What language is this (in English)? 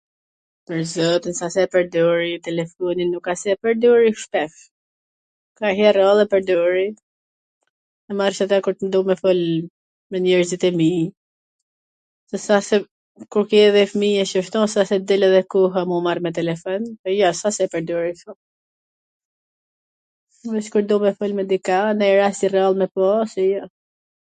Gheg Albanian